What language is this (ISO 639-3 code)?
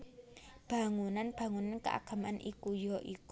jav